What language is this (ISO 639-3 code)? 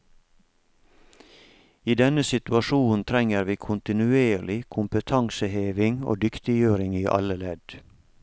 nor